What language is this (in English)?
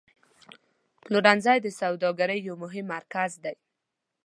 Pashto